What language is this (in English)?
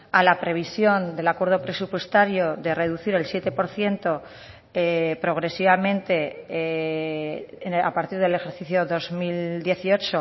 Spanish